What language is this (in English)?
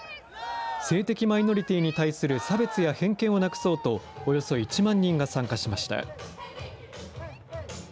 Japanese